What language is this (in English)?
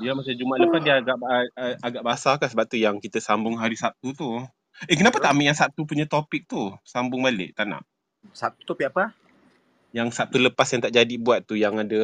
Malay